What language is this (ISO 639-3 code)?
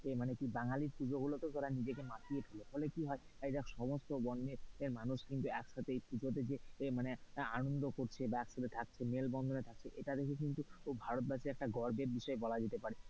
ben